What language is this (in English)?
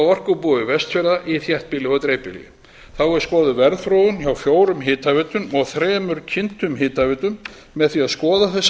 Icelandic